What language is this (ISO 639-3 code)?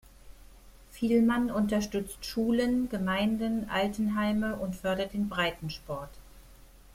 deu